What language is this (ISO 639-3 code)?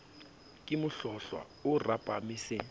sot